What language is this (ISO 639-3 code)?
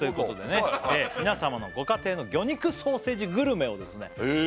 jpn